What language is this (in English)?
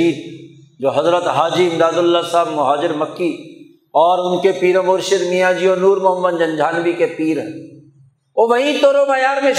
Urdu